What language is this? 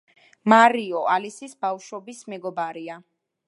Georgian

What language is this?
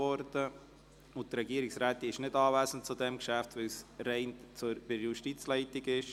Swiss German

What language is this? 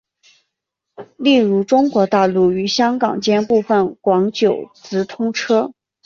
Chinese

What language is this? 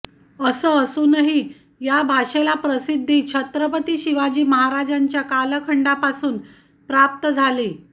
Marathi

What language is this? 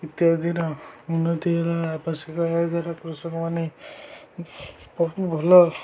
Odia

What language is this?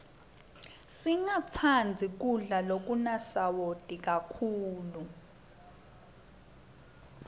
Swati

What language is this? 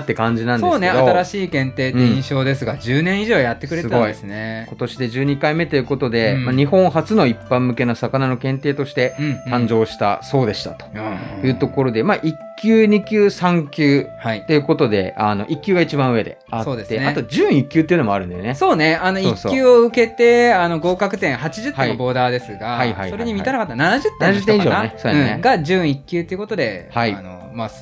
Japanese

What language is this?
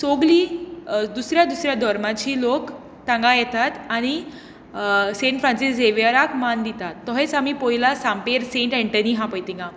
Konkani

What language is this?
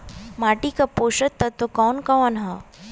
Bhojpuri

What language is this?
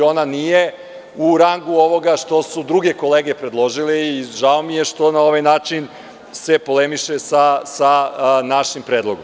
Serbian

